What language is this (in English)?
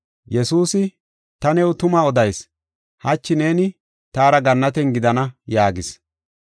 Gofa